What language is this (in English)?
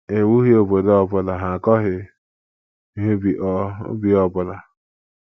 Igbo